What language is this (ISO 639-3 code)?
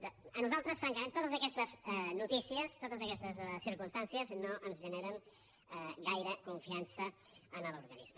cat